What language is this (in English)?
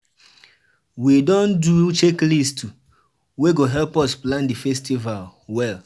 Nigerian Pidgin